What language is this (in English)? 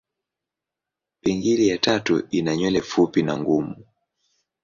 Swahili